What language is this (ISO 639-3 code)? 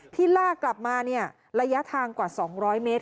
tha